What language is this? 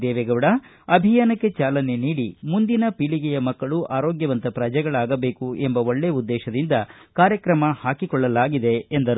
Kannada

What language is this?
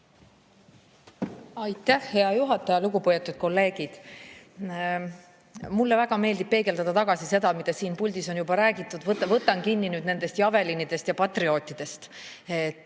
Estonian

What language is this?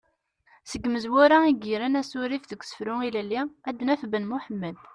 Kabyle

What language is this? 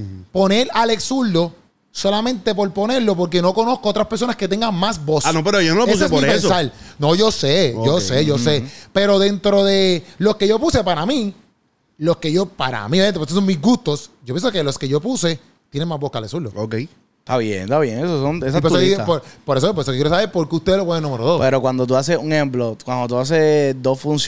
Spanish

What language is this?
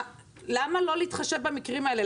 Hebrew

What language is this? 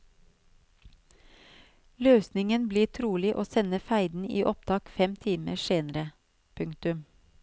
Norwegian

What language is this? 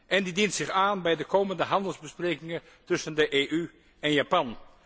Dutch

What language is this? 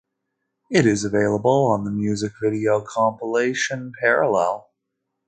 English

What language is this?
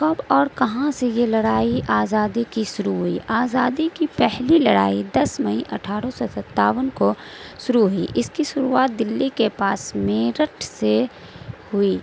Urdu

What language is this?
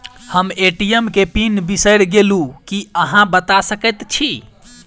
Maithili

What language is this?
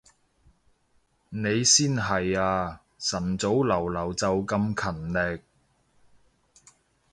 Cantonese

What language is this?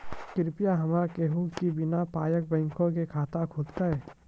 Maithili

